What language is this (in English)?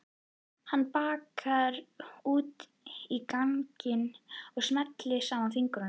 Icelandic